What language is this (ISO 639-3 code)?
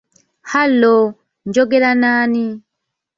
lug